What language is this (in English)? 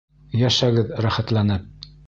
Bashkir